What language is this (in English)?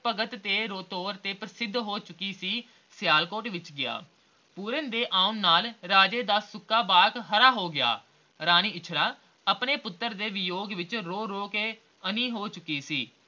Punjabi